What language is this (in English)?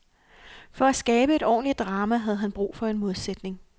Danish